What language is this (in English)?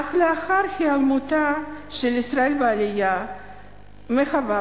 Hebrew